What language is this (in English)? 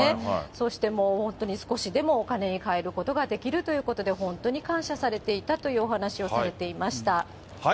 Japanese